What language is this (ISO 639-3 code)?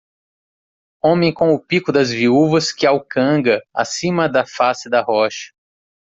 por